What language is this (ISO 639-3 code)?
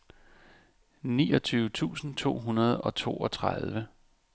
dan